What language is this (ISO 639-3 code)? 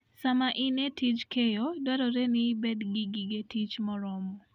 luo